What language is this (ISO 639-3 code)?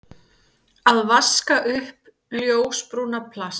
isl